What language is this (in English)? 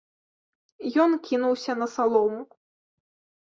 Belarusian